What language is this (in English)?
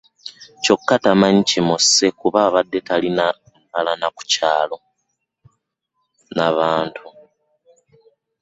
Ganda